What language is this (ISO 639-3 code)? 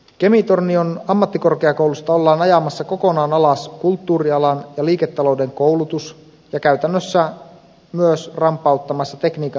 fin